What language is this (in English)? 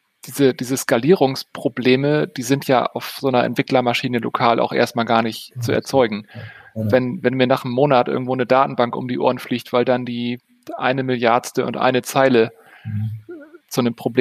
German